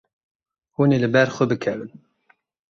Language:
Kurdish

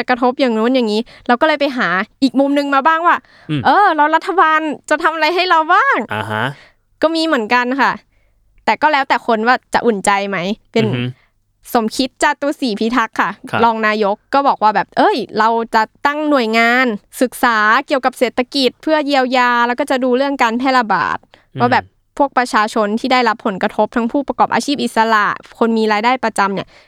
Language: Thai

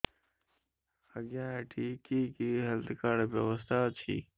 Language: Odia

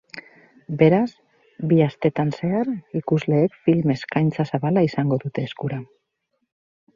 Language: Basque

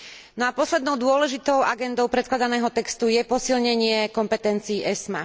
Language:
Slovak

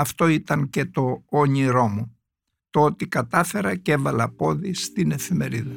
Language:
Greek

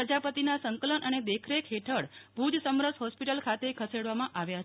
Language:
Gujarati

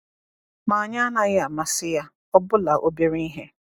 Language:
Igbo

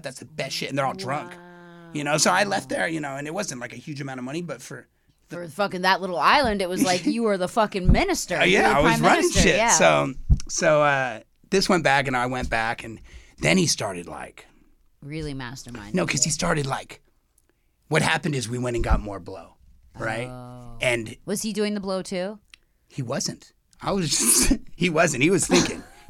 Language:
English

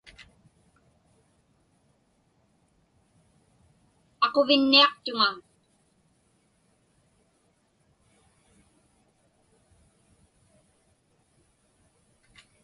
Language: Inupiaq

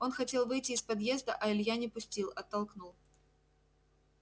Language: Russian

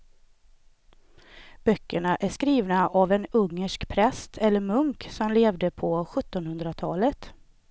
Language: Swedish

